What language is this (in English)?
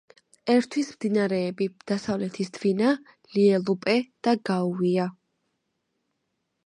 Georgian